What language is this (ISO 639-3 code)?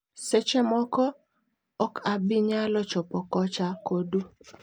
luo